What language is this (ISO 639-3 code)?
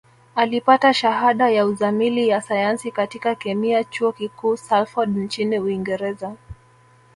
swa